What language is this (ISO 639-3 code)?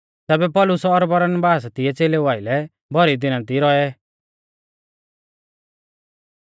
bfz